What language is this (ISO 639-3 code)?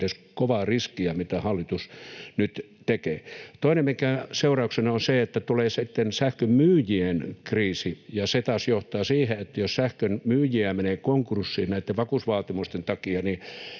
fin